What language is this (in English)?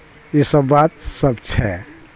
Maithili